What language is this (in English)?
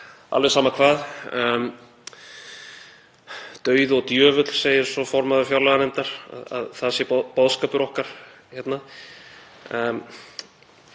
Icelandic